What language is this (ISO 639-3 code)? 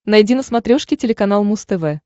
rus